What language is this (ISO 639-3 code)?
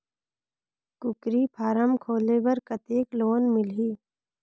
hne